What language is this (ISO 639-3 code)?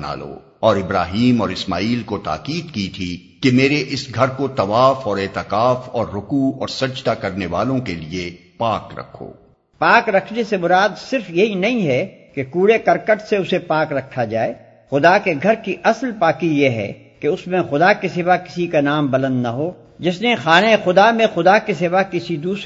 urd